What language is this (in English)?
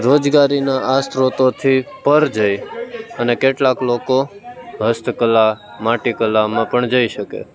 Gujarati